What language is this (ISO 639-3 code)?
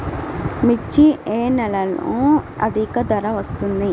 tel